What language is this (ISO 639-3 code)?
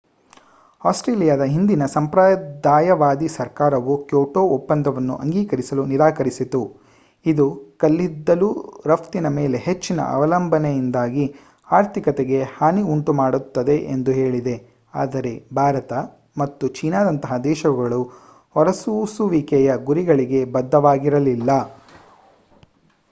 kan